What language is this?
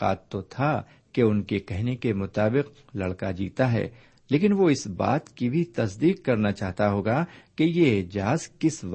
Urdu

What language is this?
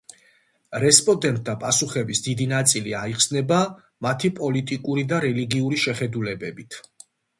Georgian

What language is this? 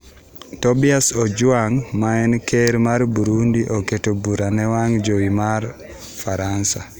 Luo (Kenya and Tanzania)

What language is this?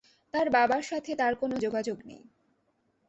Bangla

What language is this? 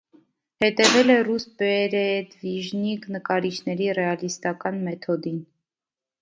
Armenian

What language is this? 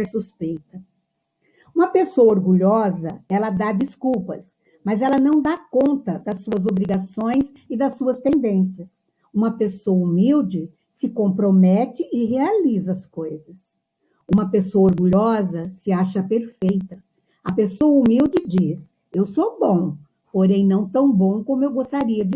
Portuguese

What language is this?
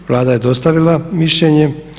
Croatian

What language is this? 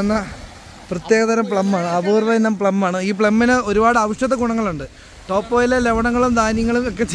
Malayalam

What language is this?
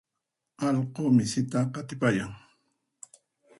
Puno Quechua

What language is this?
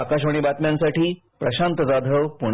Marathi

